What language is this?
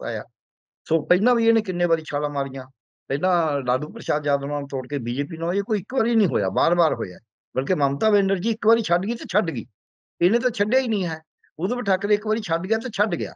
Punjabi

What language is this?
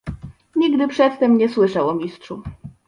Polish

